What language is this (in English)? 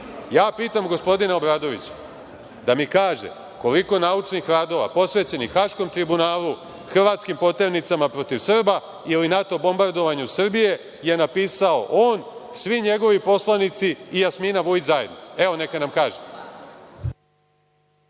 Serbian